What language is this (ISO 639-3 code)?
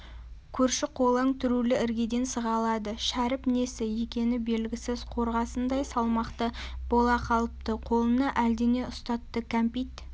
kaz